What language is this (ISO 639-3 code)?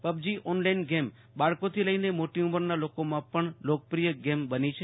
guj